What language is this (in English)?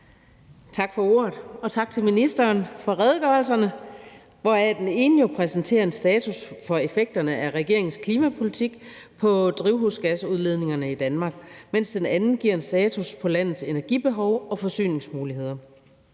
Danish